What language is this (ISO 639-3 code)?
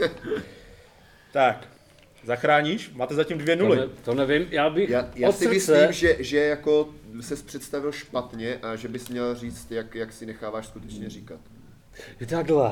ces